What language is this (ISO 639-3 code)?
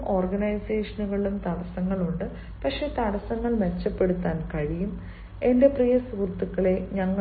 mal